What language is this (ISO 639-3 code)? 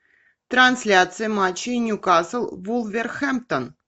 rus